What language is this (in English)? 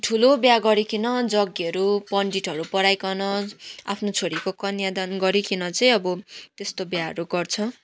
Nepali